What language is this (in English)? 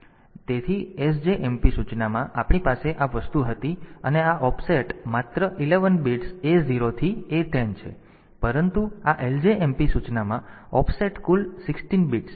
Gujarati